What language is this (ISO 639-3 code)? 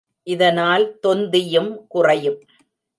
tam